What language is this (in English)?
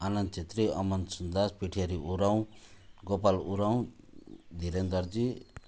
Nepali